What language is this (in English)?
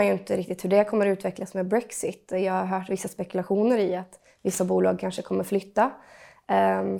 Swedish